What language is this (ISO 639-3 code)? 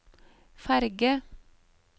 nor